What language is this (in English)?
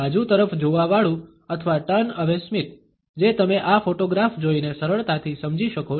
Gujarati